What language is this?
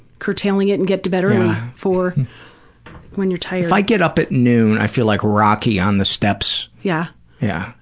English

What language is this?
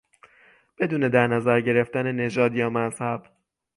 Persian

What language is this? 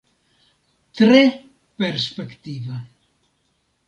Esperanto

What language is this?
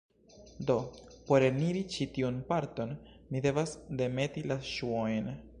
Esperanto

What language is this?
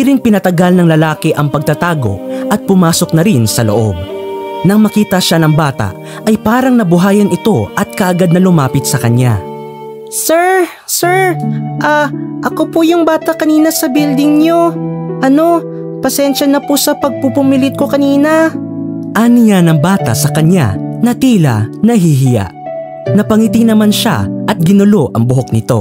Filipino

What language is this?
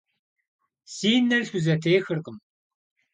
Kabardian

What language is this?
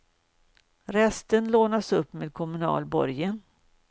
Swedish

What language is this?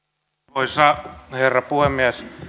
Finnish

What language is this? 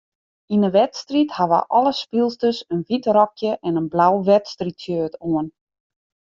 Western Frisian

